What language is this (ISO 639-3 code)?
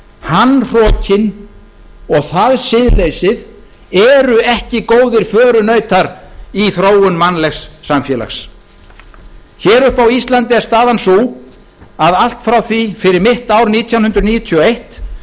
isl